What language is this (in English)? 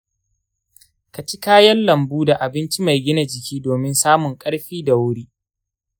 Hausa